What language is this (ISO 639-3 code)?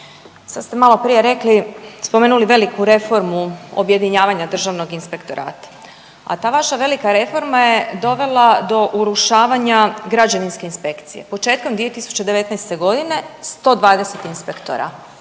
hrv